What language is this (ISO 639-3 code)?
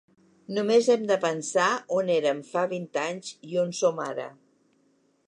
cat